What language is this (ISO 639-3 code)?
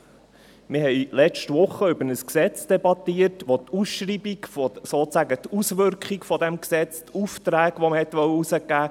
gsw